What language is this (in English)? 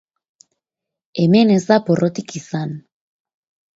Basque